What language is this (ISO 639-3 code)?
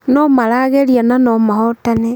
kik